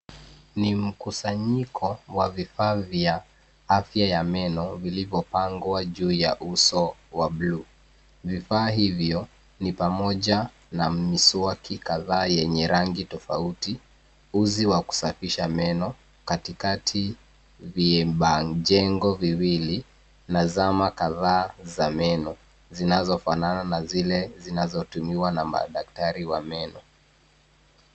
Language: Swahili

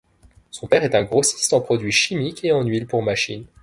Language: French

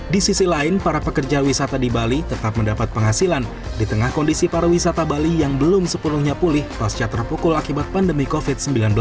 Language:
Indonesian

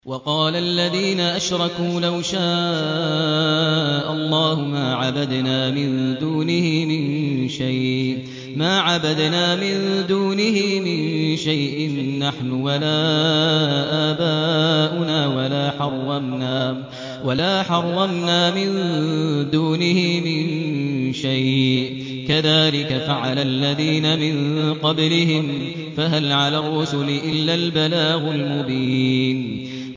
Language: Arabic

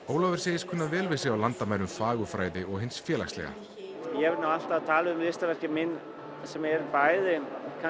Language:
Icelandic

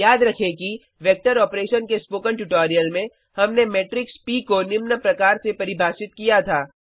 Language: Hindi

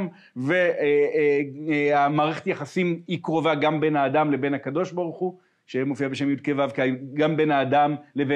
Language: Hebrew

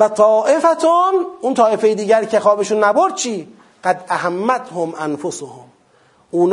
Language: Persian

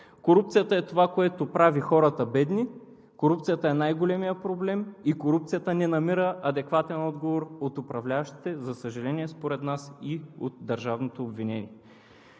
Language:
Bulgarian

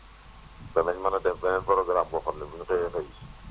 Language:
Wolof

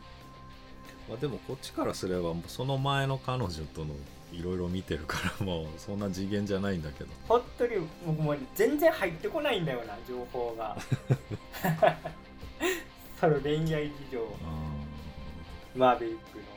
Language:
Japanese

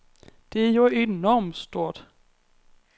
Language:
Danish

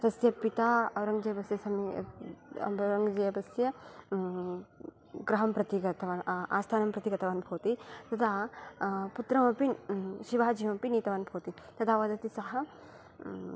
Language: Sanskrit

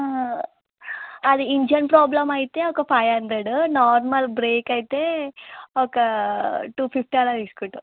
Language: Telugu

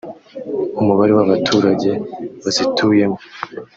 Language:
Kinyarwanda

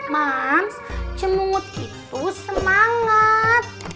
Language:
Indonesian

